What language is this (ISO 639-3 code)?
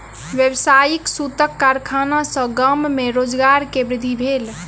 mai